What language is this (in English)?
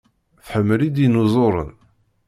Kabyle